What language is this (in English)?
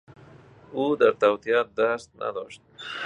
Persian